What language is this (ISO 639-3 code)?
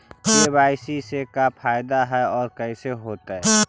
mag